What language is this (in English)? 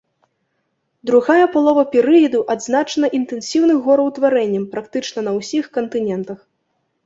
Belarusian